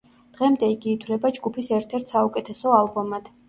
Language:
Georgian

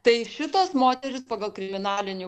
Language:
Lithuanian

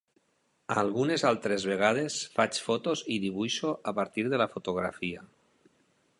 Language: Catalan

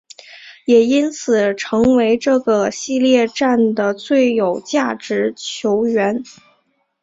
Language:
Chinese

